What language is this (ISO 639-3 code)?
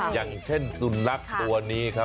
tha